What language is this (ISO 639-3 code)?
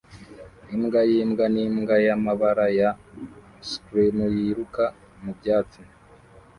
kin